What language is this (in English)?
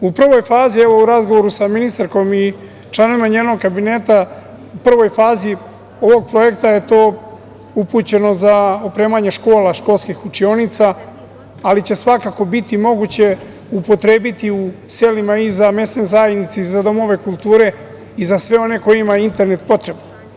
Serbian